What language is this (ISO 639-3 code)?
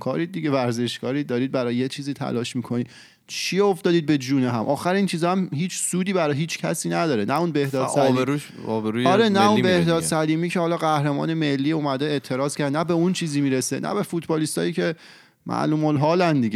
fas